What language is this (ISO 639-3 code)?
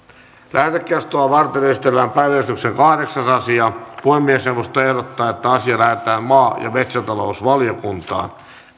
fin